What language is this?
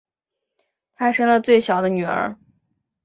Chinese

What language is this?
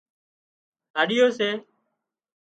Wadiyara Koli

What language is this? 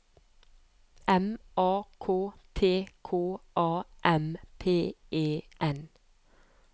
Norwegian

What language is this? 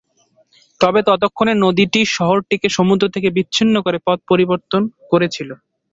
Bangla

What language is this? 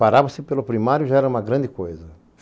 Portuguese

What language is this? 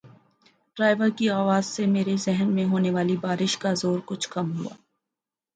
Urdu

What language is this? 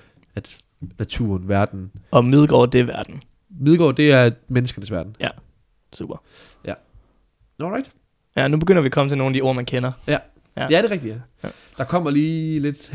Danish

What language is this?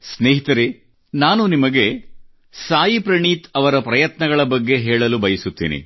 Kannada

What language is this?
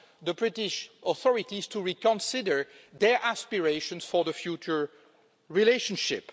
English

